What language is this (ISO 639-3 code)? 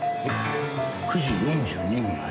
jpn